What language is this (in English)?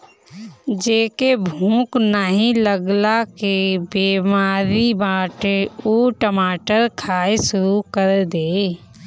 Bhojpuri